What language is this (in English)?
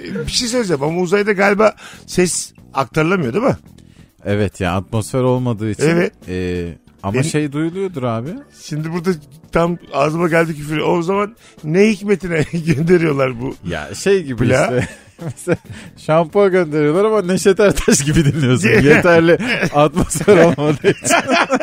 Turkish